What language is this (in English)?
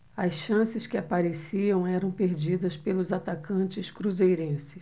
Portuguese